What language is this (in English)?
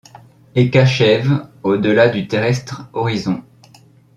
French